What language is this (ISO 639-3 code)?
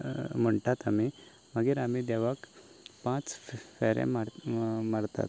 kok